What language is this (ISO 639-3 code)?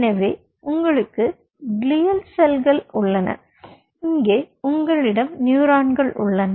tam